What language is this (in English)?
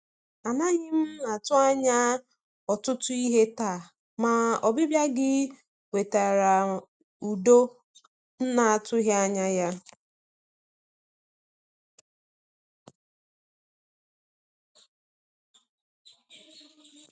Igbo